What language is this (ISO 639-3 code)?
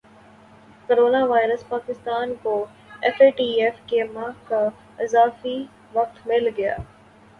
urd